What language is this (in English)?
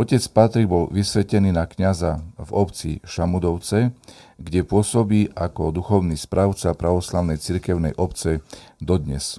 Slovak